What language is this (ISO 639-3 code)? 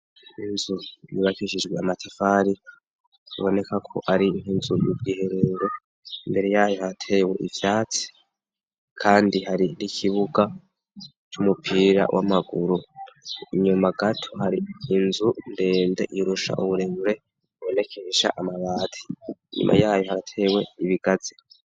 run